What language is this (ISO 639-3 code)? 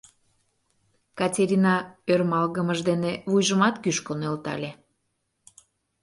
chm